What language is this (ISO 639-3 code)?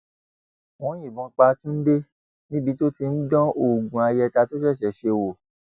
yor